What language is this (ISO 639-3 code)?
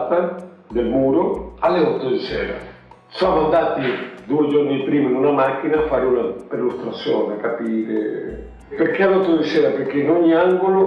ita